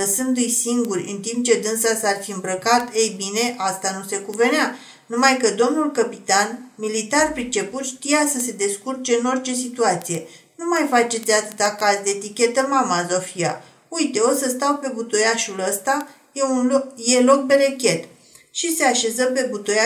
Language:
Romanian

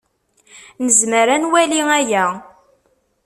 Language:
Kabyle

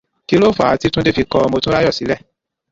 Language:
Yoruba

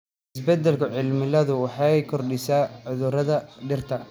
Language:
Somali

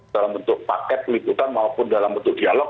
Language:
Indonesian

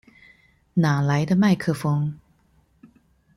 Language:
Chinese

